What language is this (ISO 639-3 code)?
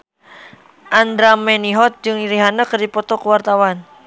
sun